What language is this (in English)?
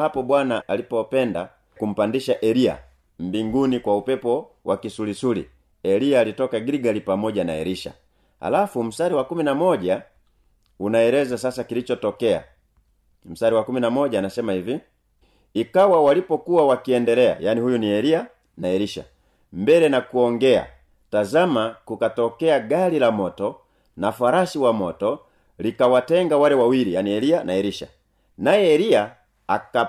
Swahili